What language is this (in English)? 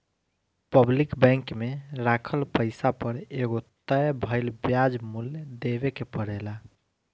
Bhojpuri